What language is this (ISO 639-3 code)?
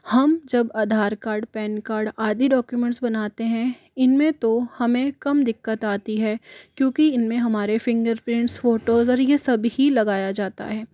hin